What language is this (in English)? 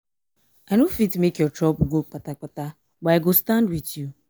Nigerian Pidgin